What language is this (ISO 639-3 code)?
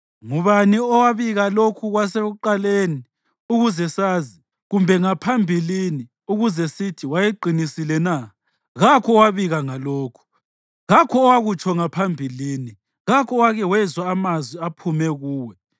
nde